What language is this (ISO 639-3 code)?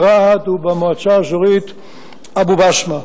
heb